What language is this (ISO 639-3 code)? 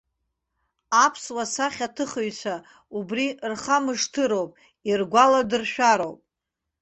abk